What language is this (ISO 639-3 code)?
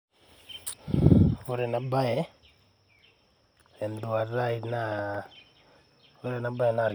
mas